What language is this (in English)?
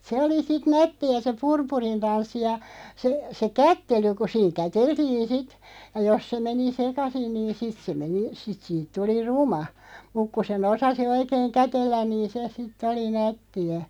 Finnish